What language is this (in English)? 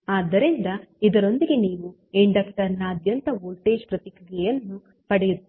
Kannada